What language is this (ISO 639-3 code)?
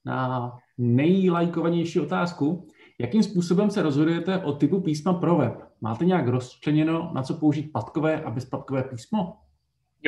ces